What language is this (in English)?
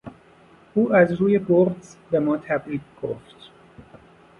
Persian